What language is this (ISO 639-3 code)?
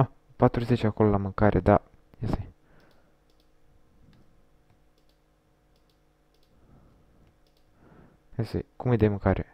ron